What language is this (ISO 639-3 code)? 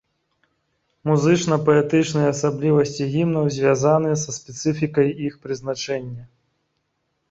bel